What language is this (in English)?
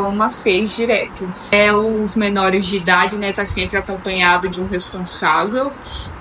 Portuguese